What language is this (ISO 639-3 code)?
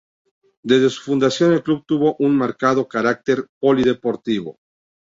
spa